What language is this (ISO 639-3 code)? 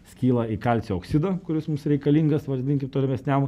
lit